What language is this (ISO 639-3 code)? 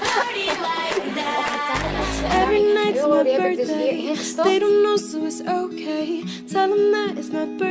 nld